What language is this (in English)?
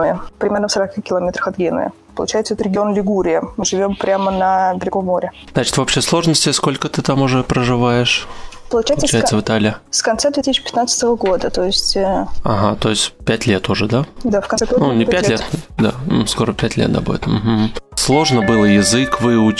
Russian